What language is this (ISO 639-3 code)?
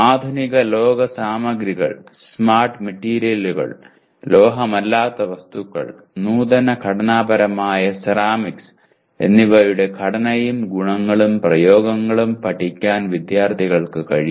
mal